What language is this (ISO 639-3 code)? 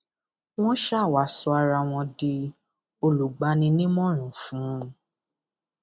yor